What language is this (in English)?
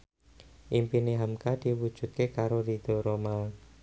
Javanese